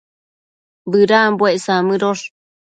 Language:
Matsés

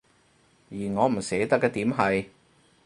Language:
Cantonese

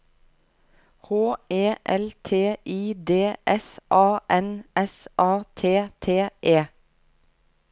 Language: Norwegian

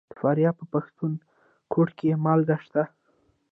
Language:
Pashto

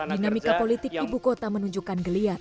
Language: Indonesian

